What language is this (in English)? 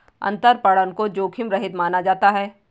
Hindi